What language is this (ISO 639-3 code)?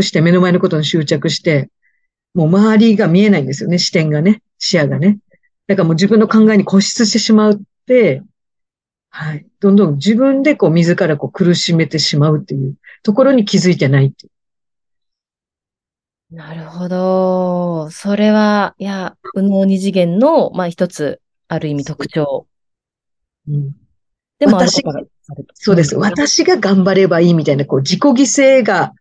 jpn